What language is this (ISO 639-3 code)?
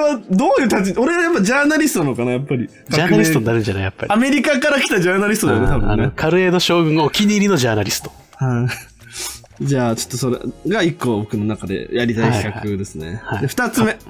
jpn